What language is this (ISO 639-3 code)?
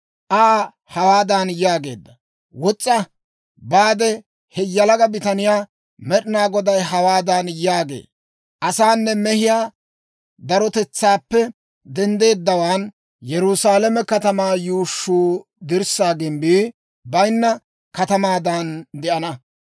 dwr